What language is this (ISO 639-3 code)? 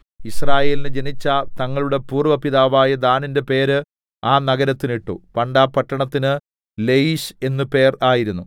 mal